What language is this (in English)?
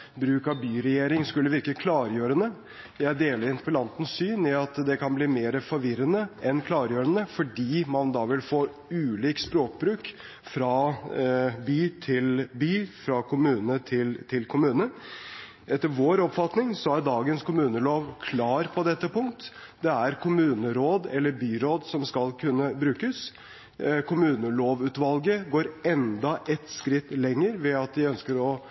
Norwegian Bokmål